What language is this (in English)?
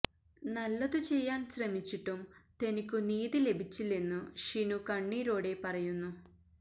Malayalam